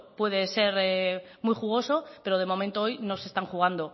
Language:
Spanish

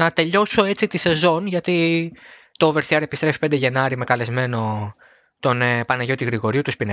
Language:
Greek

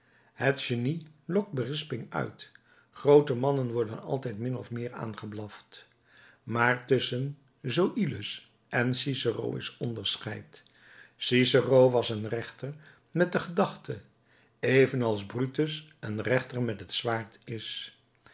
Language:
Dutch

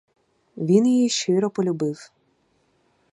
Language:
Ukrainian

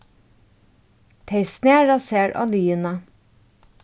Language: Faroese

